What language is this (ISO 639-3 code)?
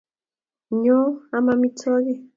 kln